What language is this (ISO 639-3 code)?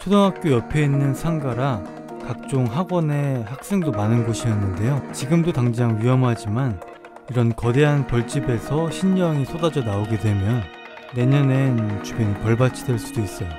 kor